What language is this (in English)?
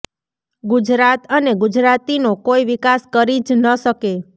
Gujarati